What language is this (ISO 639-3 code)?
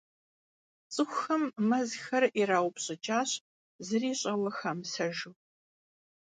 kbd